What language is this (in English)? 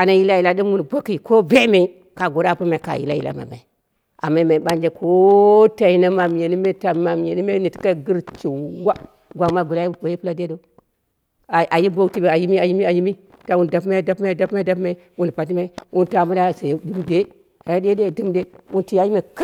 Dera (Nigeria)